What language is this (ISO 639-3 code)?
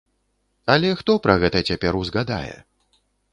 bel